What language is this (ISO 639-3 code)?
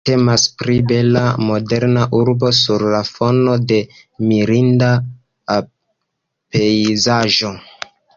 epo